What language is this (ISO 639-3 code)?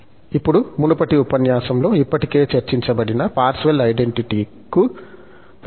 tel